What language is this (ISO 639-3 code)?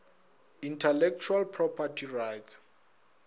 nso